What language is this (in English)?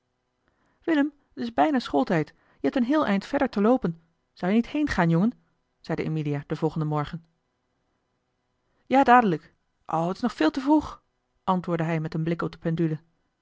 Dutch